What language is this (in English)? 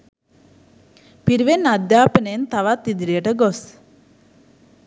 Sinhala